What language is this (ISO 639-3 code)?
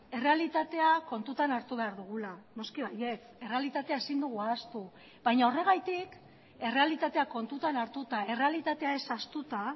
eus